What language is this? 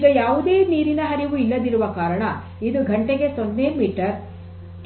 Kannada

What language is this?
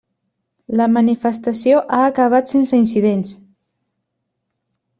Catalan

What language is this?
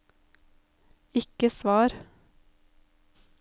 Norwegian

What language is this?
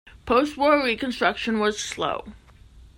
English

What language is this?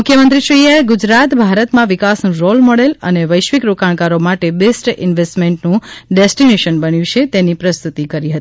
Gujarati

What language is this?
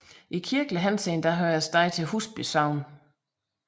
Danish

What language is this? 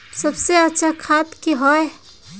Magahi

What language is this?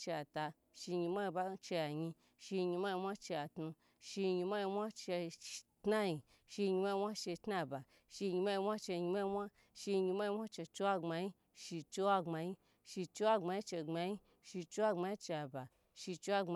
Gbagyi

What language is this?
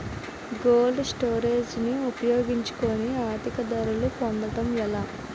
Telugu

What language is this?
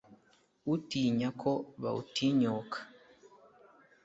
Kinyarwanda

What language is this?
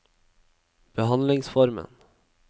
Norwegian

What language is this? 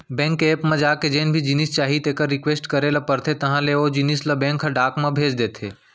Chhattisgarhi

